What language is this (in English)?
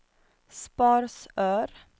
Swedish